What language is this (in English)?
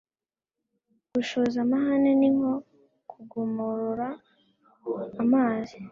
Kinyarwanda